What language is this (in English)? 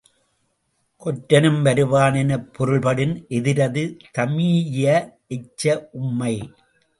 Tamil